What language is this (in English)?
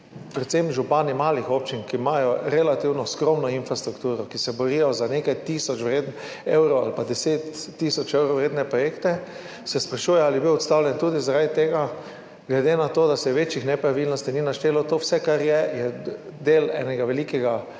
Slovenian